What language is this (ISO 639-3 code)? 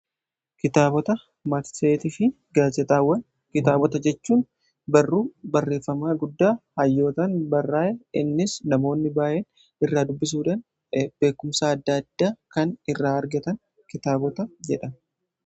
orm